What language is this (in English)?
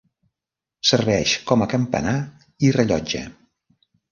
Catalan